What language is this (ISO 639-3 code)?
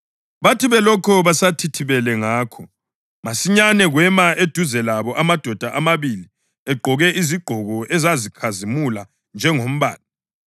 nde